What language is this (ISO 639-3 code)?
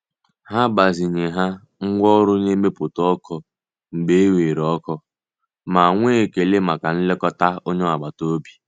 ibo